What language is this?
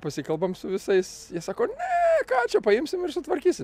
Lithuanian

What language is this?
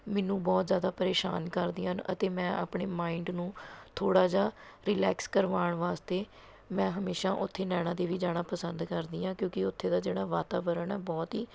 Punjabi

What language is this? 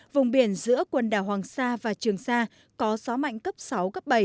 Vietnamese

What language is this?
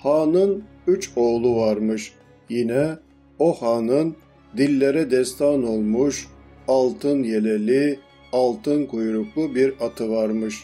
Turkish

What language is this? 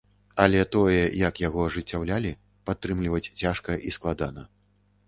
Belarusian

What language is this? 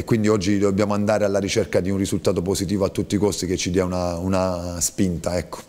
Italian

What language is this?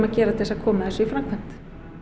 Icelandic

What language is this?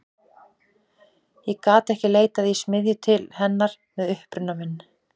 Icelandic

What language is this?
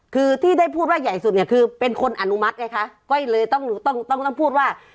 Thai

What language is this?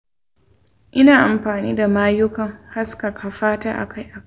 Hausa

